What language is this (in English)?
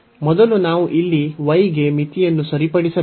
Kannada